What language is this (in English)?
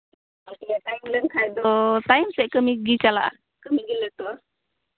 Santali